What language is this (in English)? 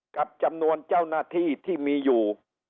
Thai